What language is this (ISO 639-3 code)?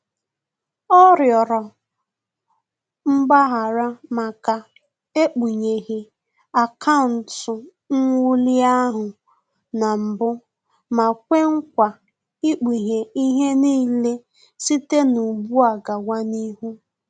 ibo